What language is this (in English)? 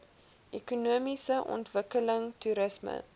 Afrikaans